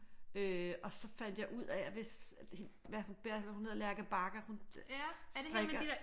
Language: Danish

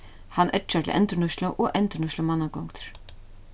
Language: Faroese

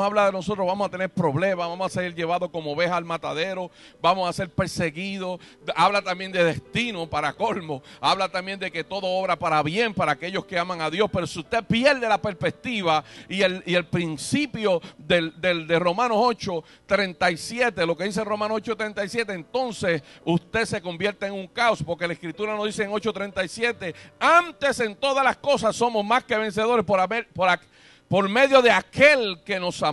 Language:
Spanish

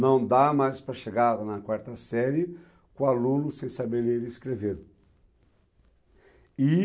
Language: Portuguese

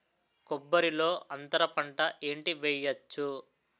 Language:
Telugu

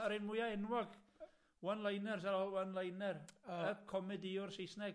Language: Welsh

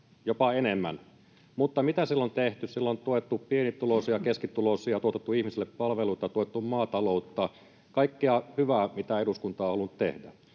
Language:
Finnish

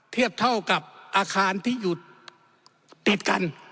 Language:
Thai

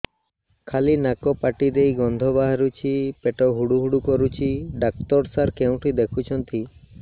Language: Odia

